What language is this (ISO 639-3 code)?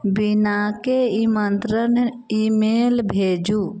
mai